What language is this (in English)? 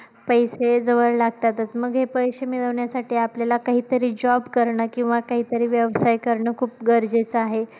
Marathi